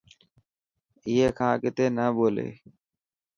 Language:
Dhatki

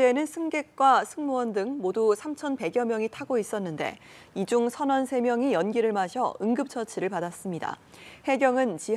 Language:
Korean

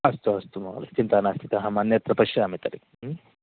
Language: Sanskrit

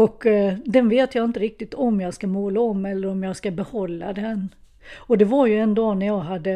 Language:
Swedish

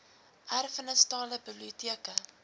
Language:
Afrikaans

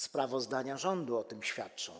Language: Polish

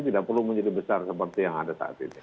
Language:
Indonesian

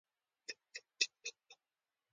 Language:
Pashto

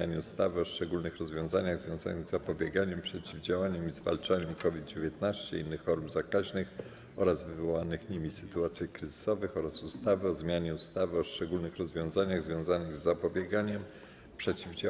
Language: Polish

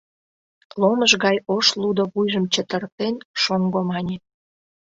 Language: Mari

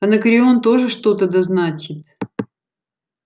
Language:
Russian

